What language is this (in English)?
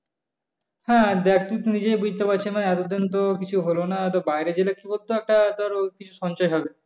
Bangla